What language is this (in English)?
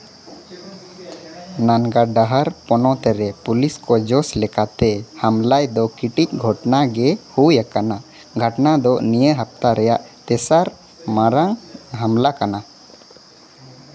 Santali